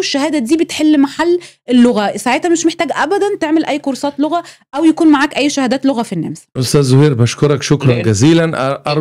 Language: Arabic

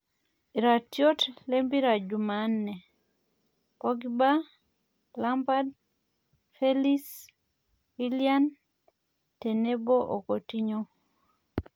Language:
Masai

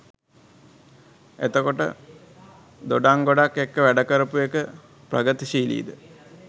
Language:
Sinhala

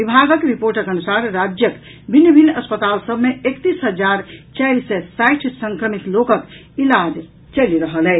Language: Maithili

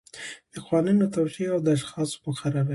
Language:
Pashto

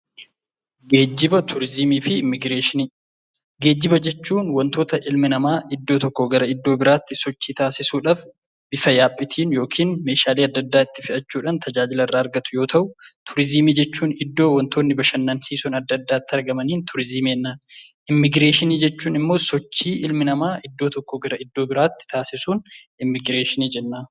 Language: Oromo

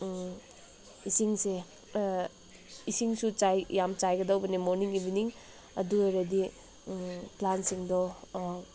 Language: Manipuri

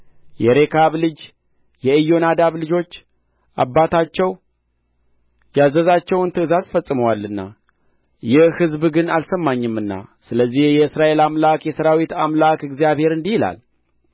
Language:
Amharic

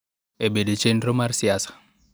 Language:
Luo (Kenya and Tanzania)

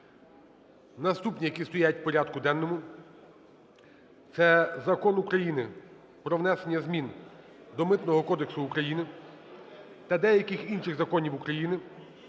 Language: Ukrainian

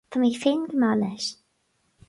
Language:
Irish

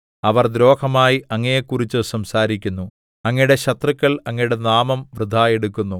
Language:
Malayalam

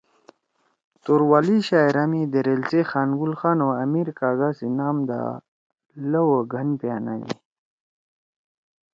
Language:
Torwali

